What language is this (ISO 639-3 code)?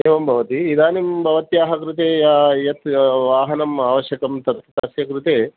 san